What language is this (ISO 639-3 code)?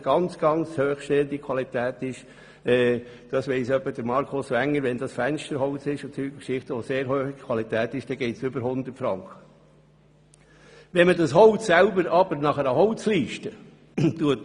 gsw